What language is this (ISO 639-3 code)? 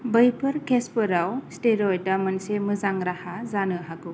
brx